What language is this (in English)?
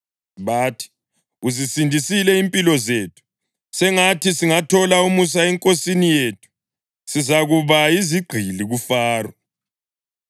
North Ndebele